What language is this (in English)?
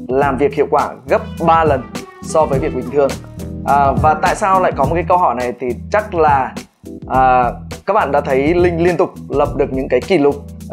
Vietnamese